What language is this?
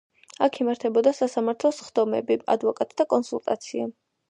Georgian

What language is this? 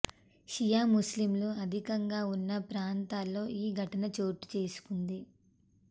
Telugu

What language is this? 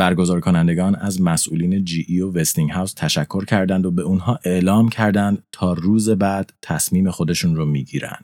Persian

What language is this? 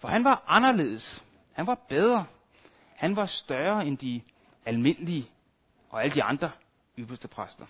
Danish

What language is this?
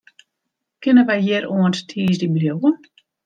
Western Frisian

